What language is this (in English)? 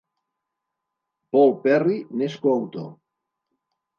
Catalan